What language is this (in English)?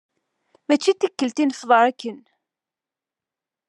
Kabyle